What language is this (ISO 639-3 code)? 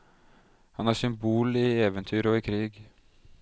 nor